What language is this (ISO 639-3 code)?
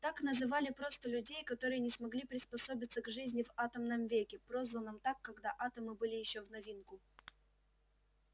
rus